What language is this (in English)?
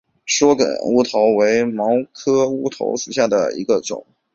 Chinese